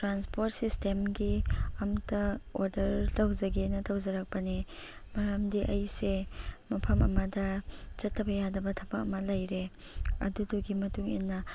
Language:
Manipuri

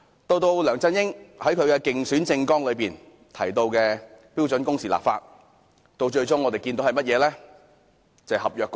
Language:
Cantonese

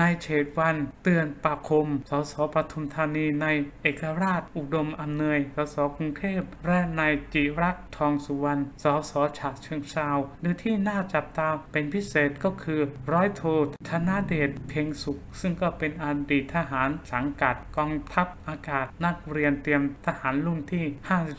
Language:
Thai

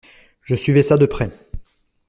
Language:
French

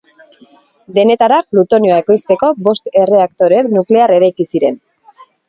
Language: Basque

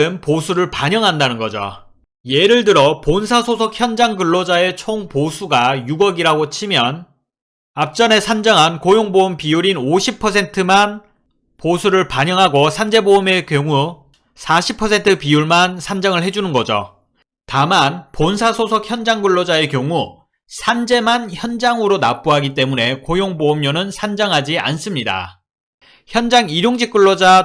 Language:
Korean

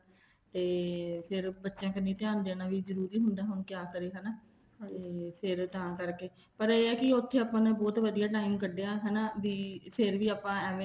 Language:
Punjabi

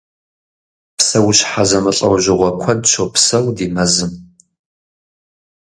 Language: Kabardian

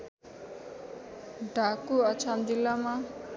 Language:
Nepali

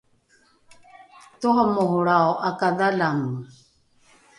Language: Rukai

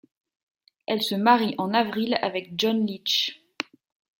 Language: French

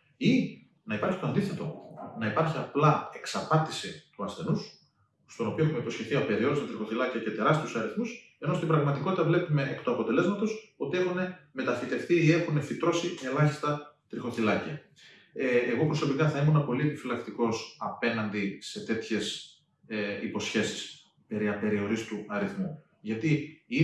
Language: Greek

